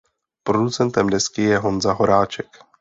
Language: Czech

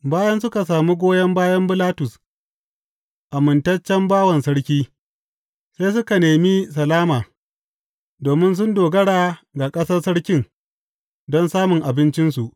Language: Hausa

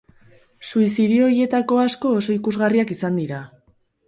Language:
Basque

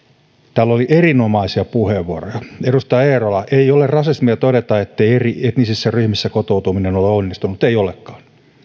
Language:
Finnish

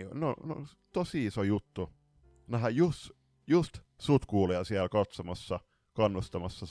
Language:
Finnish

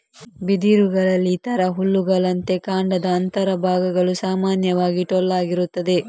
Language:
Kannada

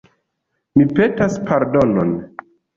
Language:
Esperanto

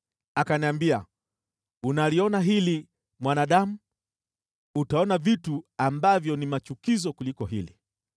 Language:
Swahili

